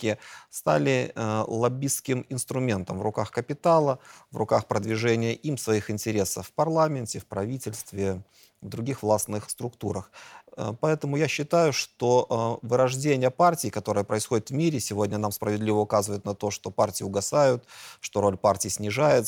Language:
Russian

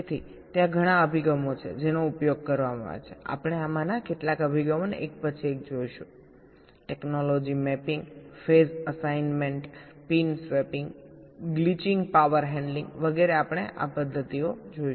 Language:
Gujarati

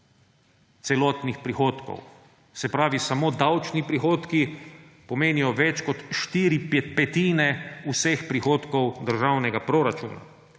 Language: Slovenian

